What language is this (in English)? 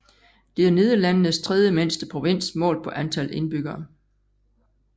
Danish